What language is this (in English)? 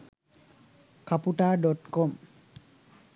Sinhala